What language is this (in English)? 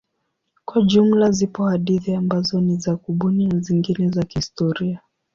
Swahili